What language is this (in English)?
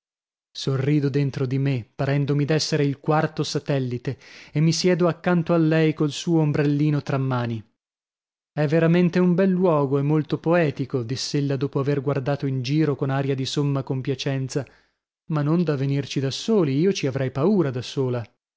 Italian